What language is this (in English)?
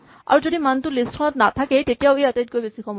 Assamese